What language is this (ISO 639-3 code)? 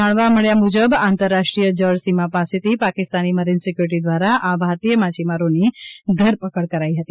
guj